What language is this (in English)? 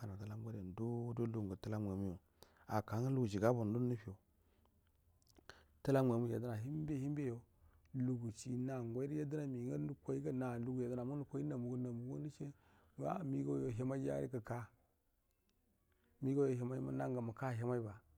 Buduma